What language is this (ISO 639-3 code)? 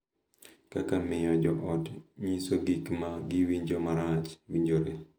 luo